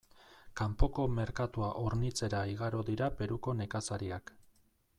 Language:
Basque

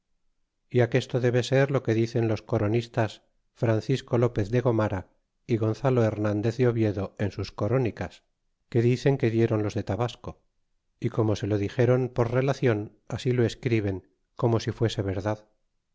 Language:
Spanish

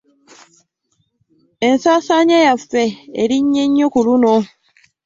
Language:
Ganda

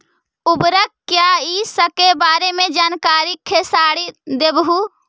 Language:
Magahi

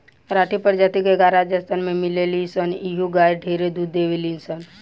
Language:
Bhojpuri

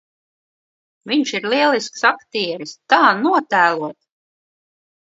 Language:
Latvian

